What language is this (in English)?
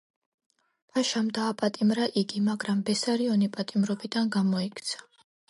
Georgian